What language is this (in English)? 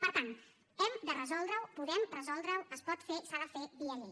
Catalan